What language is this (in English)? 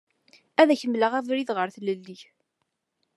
Kabyle